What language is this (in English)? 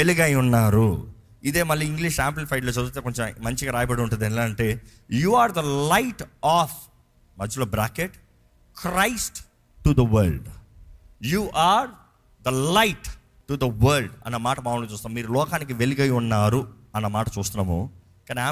Telugu